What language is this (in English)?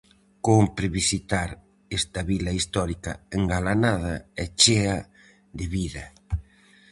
Galician